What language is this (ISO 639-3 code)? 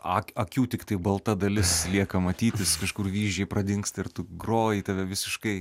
lit